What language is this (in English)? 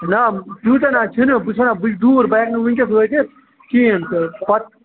Kashmiri